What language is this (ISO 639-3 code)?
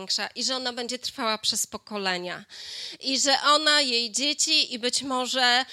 pol